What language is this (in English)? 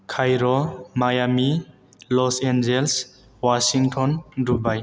Bodo